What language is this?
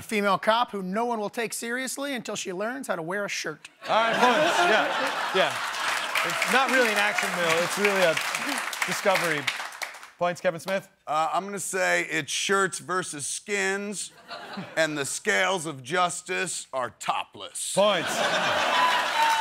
English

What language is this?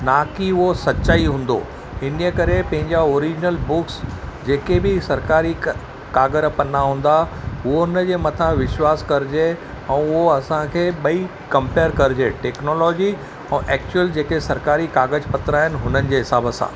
Sindhi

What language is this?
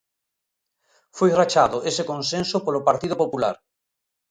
Galician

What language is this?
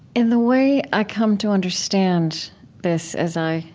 English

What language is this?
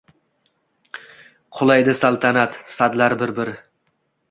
Uzbek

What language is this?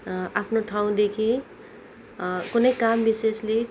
Nepali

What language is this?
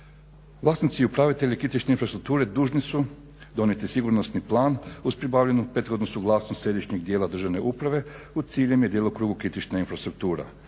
Croatian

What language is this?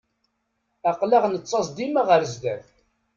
Kabyle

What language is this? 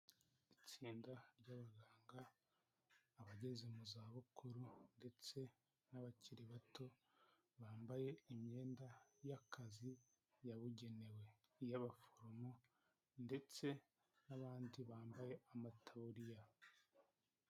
Kinyarwanda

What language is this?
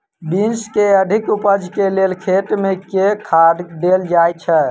Maithili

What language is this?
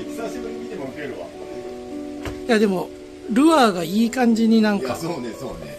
Japanese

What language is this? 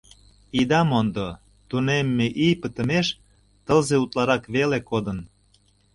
Mari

